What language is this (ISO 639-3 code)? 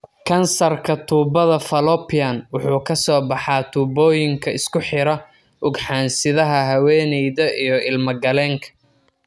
som